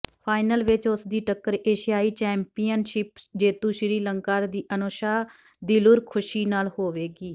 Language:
Punjabi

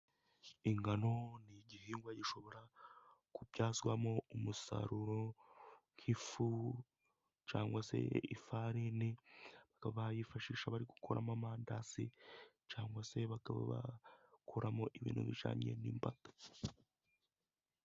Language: Kinyarwanda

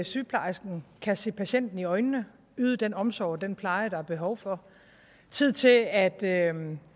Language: Danish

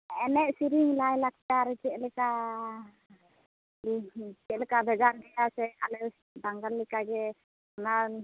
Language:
Santali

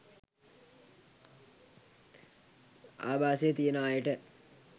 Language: Sinhala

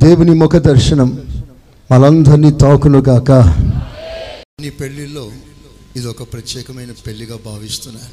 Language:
Telugu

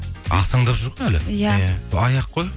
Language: Kazakh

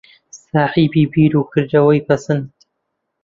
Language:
Central Kurdish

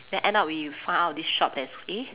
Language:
English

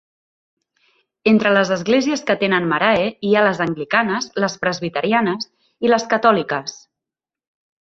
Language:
Catalan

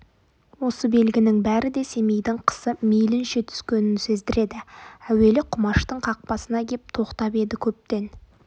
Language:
Kazakh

